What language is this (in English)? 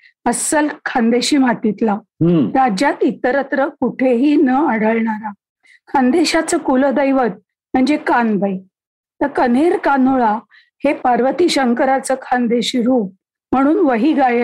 Marathi